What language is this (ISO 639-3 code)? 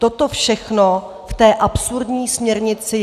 ces